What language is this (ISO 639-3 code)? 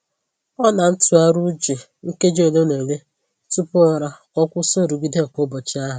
ibo